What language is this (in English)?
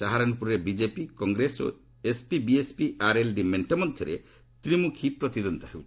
Odia